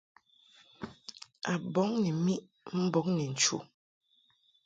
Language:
Mungaka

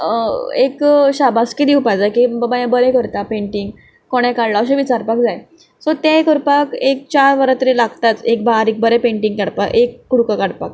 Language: Konkani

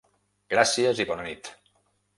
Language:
Catalan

